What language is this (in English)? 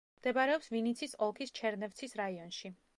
Georgian